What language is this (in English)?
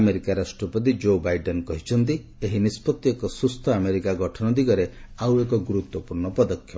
Odia